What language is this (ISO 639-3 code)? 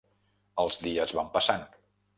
cat